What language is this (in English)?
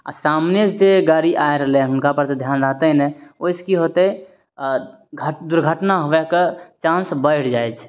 Maithili